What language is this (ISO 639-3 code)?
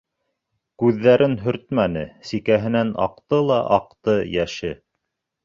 bak